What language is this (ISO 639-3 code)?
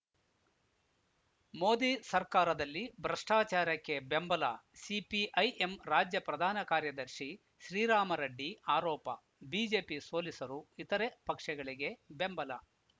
kan